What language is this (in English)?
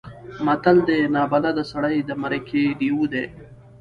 Pashto